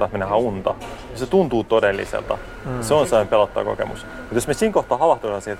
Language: Finnish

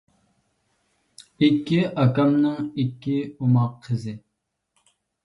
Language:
Uyghur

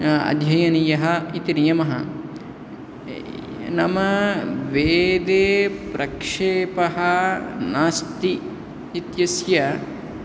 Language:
Sanskrit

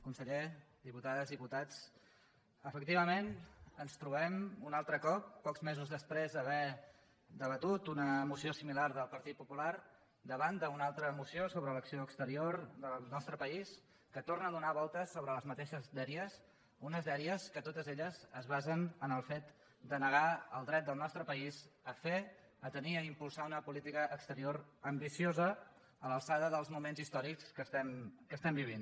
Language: Catalan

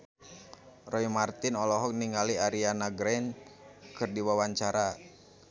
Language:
Sundanese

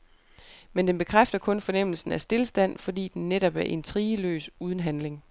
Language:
Danish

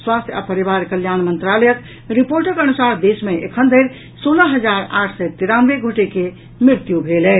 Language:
Maithili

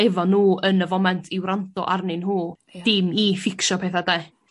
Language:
Welsh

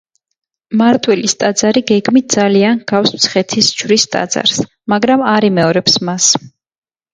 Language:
Georgian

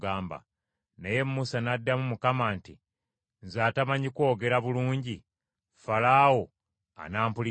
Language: Ganda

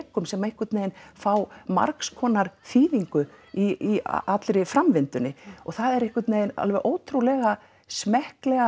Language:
Icelandic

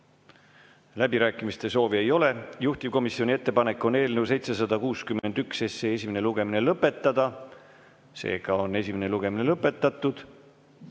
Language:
Estonian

